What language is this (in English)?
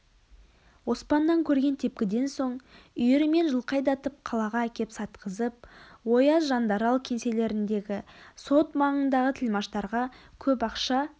Kazakh